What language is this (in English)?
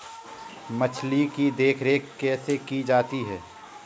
Hindi